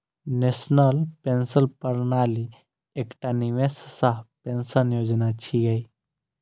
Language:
Maithili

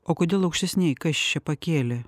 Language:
Lithuanian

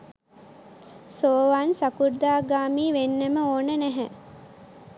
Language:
Sinhala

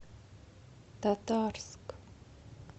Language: Russian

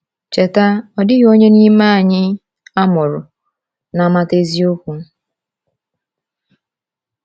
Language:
Igbo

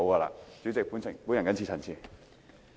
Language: Cantonese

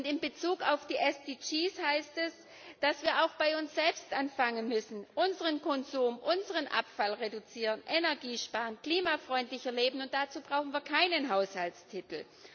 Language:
German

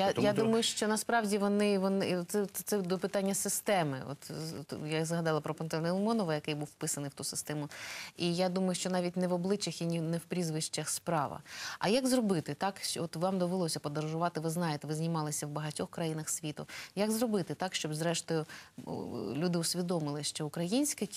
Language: Ukrainian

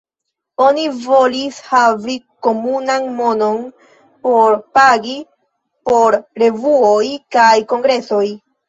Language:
Esperanto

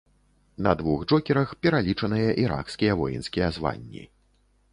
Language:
Belarusian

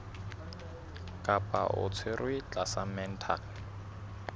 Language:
Southern Sotho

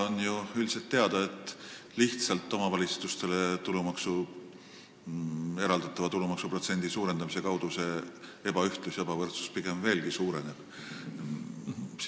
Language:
Estonian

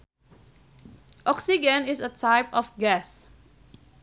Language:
Sundanese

